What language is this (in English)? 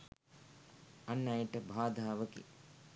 Sinhala